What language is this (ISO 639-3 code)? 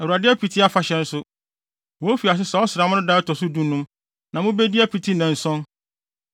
aka